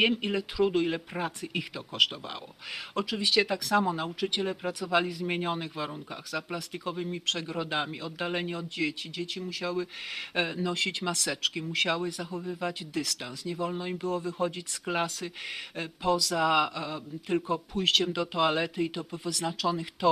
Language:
Polish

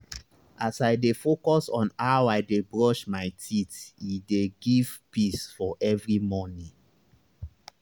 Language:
Nigerian Pidgin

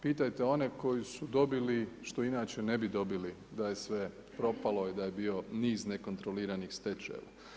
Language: Croatian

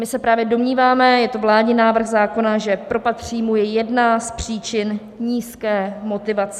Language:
Czech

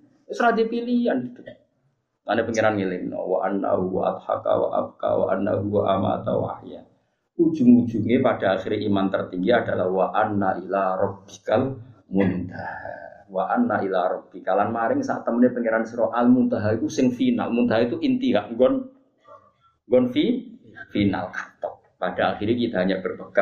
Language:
Malay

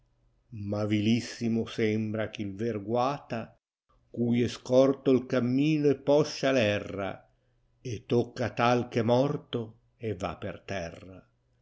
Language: Italian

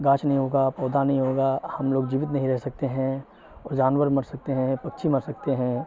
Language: Urdu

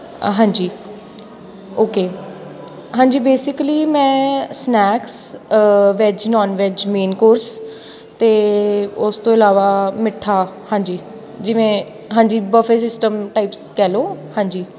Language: Punjabi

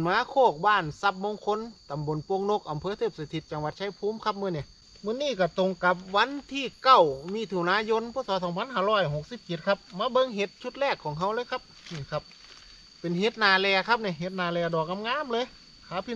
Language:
Thai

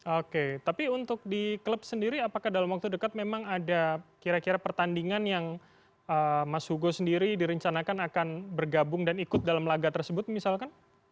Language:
Indonesian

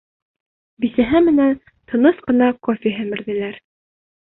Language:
Bashkir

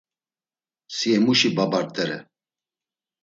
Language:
Laz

